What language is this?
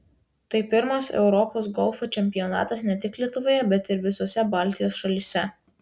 Lithuanian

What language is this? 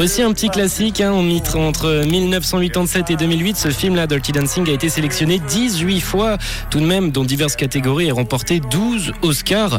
French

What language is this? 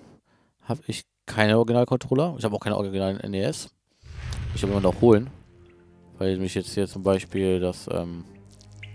German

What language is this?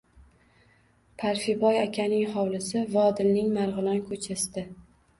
Uzbek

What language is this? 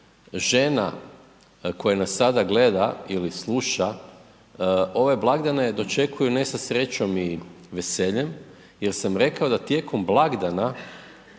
Croatian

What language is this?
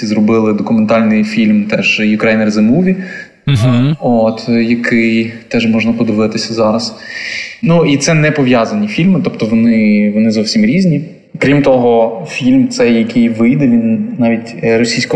Ukrainian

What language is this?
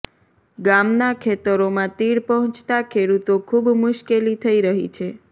Gujarati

